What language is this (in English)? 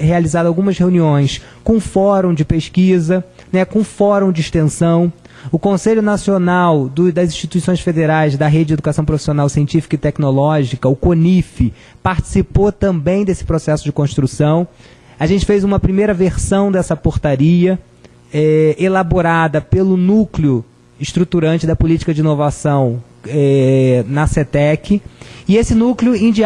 Portuguese